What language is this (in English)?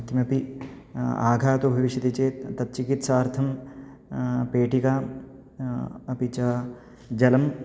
Sanskrit